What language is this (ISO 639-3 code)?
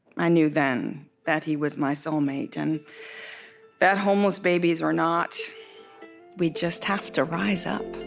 eng